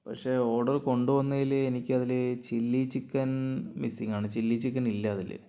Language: Malayalam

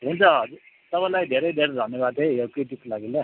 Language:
Nepali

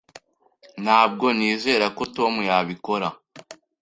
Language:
Kinyarwanda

